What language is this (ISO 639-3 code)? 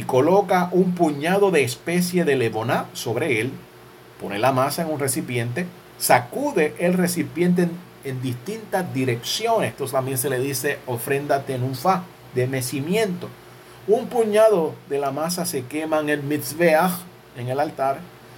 spa